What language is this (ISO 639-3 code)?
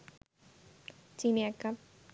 ben